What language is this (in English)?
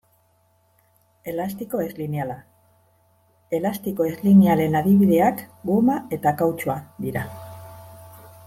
Basque